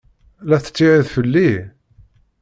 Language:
Kabyle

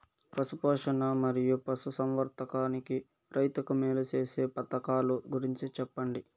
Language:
Telugu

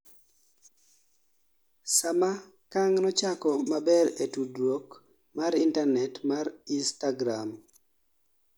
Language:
Luo (Kenya and Tanzania)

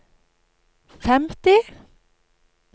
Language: Norwegian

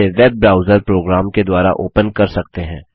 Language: Hindi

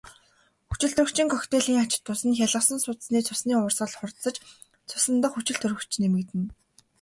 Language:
Mongolian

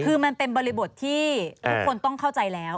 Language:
Thai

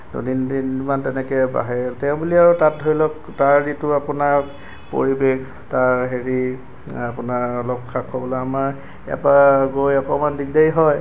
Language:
Assamese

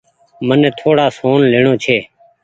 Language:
Goaria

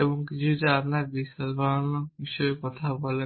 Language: Bangla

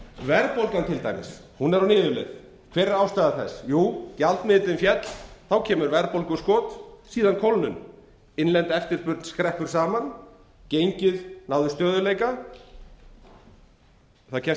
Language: Icelandic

